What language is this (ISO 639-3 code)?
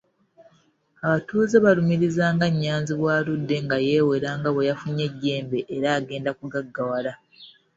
lug